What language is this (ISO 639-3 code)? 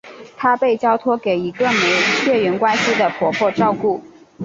zho